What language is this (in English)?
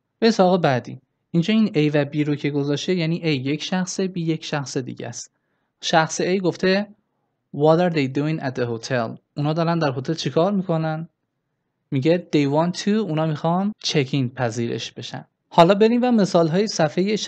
Persian